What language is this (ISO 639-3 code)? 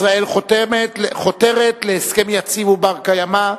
heb